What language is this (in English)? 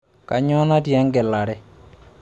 Masai